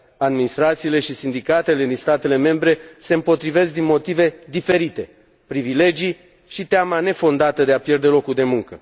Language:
Romanian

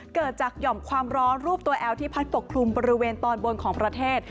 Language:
Thai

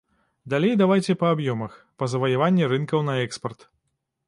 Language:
Belarusian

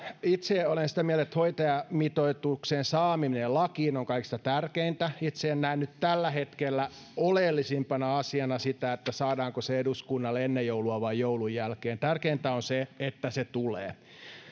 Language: Finnish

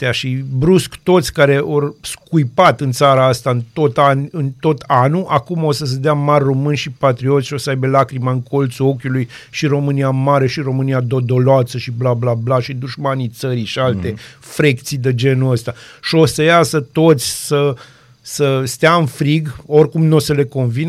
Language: Romanian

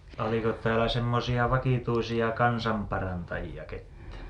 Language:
Finnish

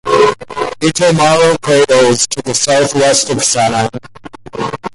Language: English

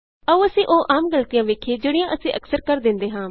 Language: Punjabi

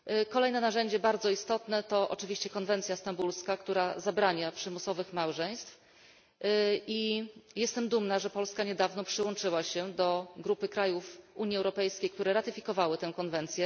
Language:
Polish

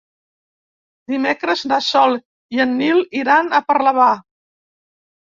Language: Catalan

